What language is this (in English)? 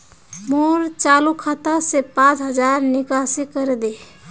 Magahi